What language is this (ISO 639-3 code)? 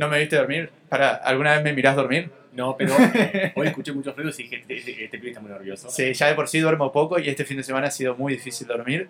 spa